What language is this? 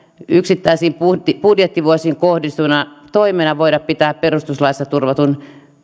Finnish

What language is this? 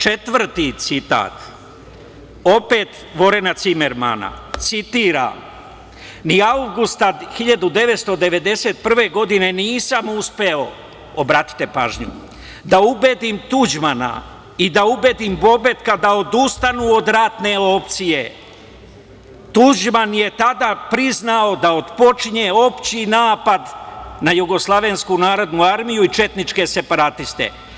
Serbian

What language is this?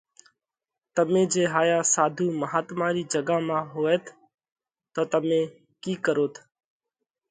Parkari Koli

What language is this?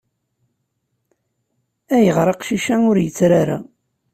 Kabyle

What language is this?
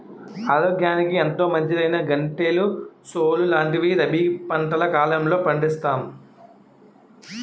Telugu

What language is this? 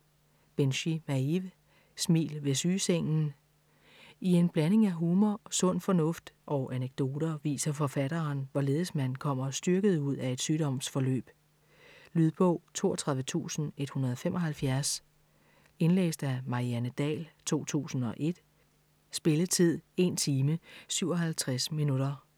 Danish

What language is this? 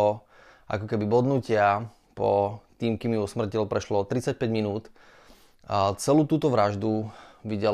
Slovak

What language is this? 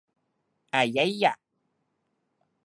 Thai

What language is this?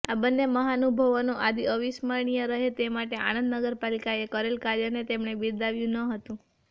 Gujarati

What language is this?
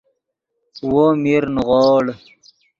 Yidgha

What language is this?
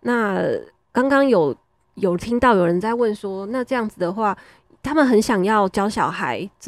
Chinese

